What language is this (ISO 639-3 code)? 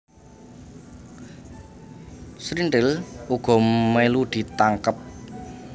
jav